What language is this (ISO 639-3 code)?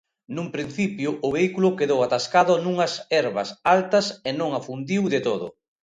glg